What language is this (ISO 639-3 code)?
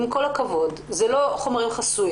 heb